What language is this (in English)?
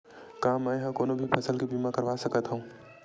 Chhattisgarhi